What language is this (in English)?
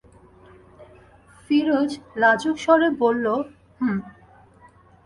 Bangla